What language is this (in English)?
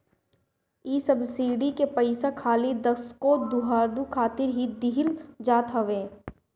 Bhojpuri